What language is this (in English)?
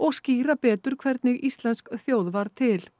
Icelandic